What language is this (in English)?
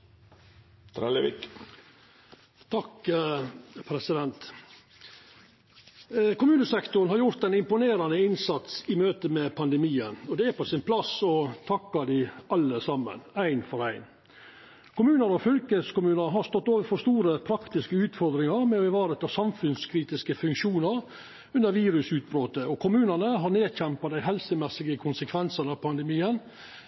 Norwegian Nynorsk